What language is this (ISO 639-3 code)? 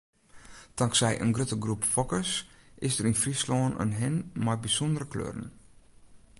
fry